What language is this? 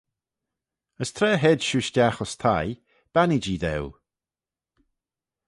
Manx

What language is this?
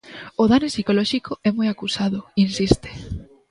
Galician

